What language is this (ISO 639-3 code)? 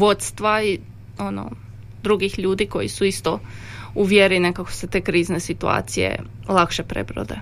hrv